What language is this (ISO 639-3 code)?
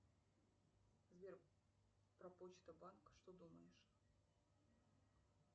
rus